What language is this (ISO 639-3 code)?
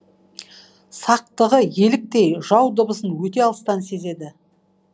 kaz